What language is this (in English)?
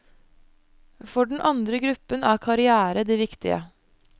Norwegian